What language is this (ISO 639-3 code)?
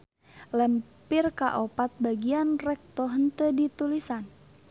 sun